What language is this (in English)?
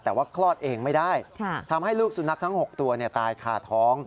Thai